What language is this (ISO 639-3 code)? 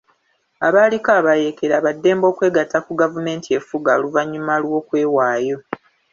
lug